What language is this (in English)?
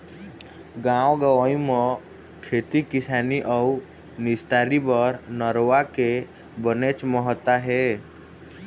Chhattisgarhi